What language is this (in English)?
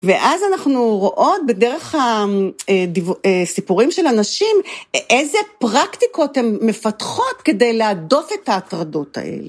Hebrew